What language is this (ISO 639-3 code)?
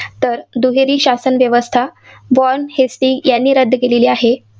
mar